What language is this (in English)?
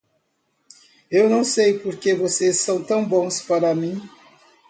Portuguese